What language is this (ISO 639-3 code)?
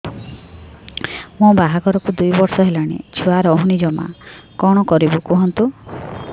ori